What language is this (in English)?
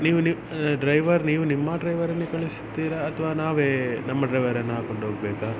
Kannada